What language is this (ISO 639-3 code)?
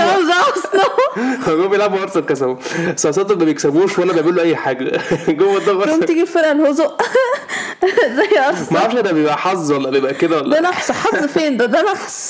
ara